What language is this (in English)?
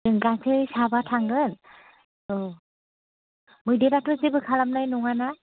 Bodo